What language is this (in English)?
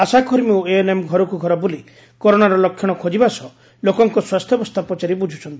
Odia